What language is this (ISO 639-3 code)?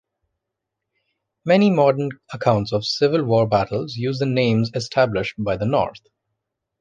eng